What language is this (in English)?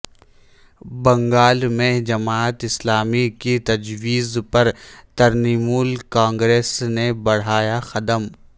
Urdu